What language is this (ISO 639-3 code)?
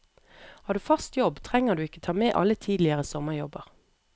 nor